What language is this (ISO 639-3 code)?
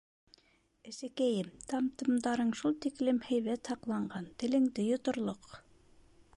bak